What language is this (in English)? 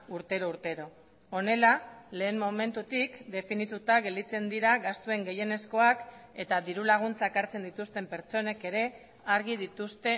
Basque